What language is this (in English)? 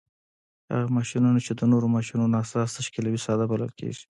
Pashto